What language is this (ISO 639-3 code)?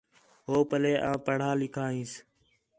xhe